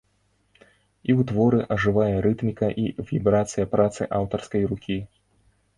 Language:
Belarusian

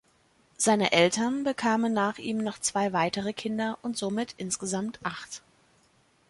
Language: German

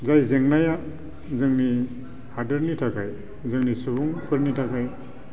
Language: Bodo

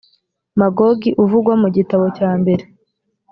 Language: Kinyarwanda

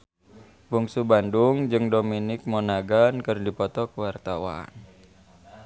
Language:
Sundanese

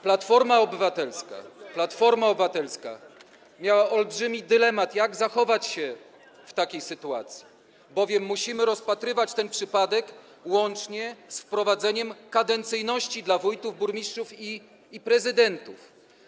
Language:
Polish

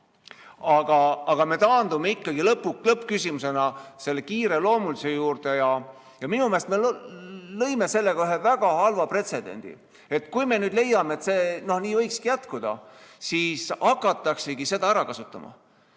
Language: Estonian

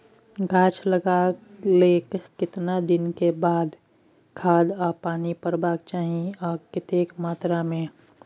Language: Maithili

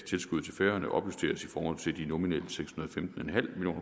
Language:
Danish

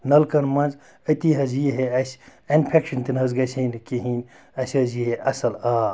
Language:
Kashmiri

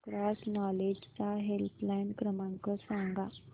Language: Marathi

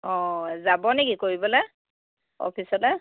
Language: Assamese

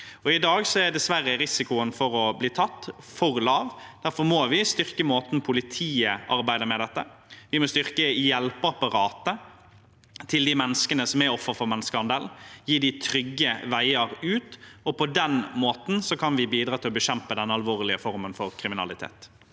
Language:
Norwegian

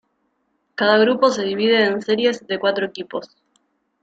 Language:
Spanish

